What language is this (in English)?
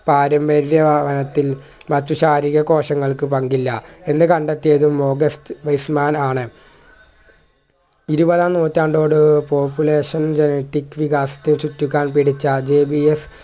Malayalam